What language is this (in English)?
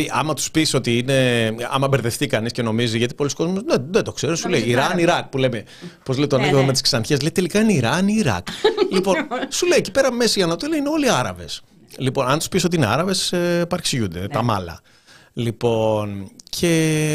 Greek